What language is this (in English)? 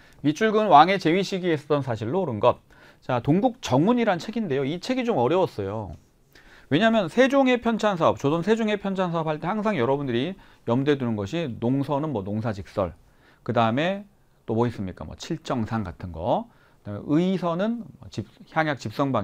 Korean